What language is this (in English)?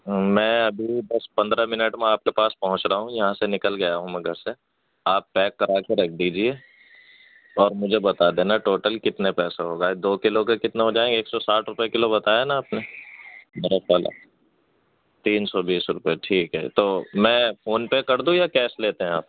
Urdu